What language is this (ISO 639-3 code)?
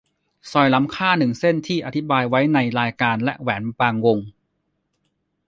tha